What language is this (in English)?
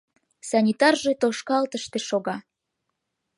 Mari